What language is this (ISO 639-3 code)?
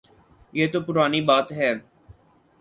urd